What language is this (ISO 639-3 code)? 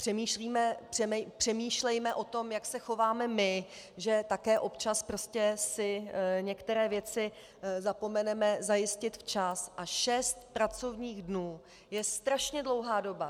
ces